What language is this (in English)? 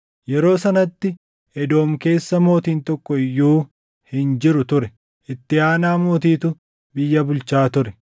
Oromo